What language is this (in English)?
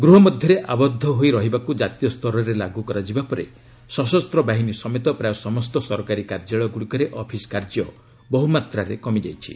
Odia